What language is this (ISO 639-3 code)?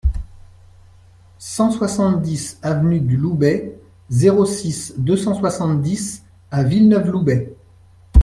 fra